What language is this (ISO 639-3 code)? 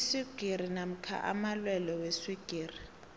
nbl